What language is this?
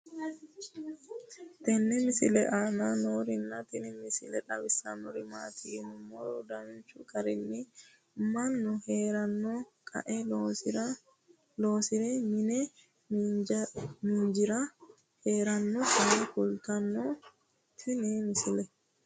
Sidamo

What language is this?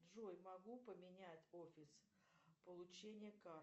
Russian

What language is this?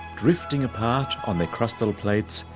English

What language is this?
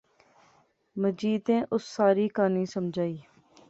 Pahari-Potwari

